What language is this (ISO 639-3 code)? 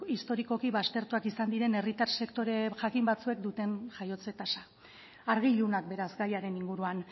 eus